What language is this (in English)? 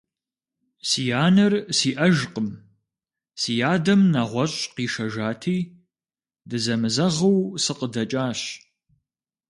Kabardian